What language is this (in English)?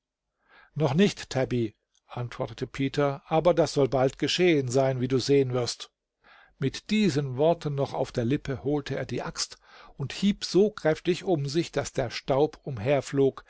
German